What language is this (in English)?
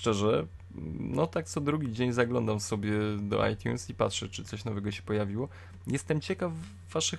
Polish